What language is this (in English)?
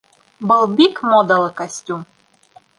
Bashkir